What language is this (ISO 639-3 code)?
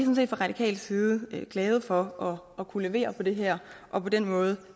dan